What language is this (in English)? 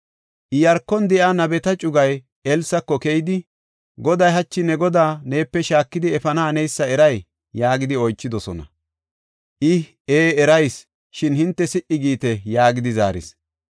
Gofa